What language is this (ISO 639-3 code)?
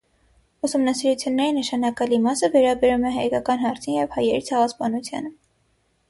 hye